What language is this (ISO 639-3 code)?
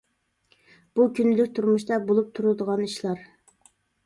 uig